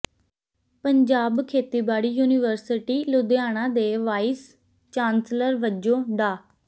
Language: Punjabi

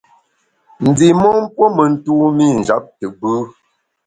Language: Bamun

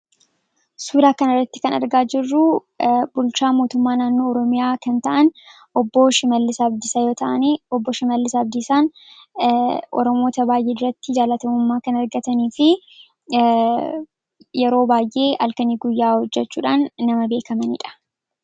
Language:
Oromo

